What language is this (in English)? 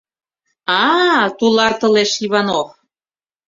Mari